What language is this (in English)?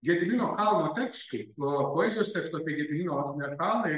Lithuanian